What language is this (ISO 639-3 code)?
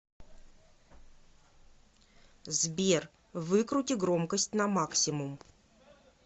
rus